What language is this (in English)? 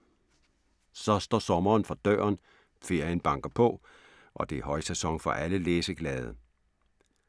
Danish